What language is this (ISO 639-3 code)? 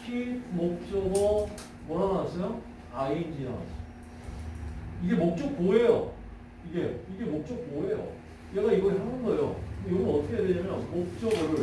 kor